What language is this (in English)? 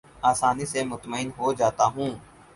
Urdu